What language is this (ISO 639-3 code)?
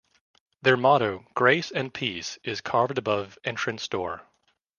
eng